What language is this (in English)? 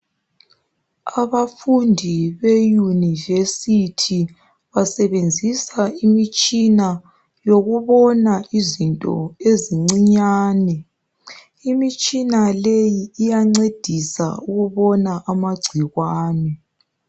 North Ndebele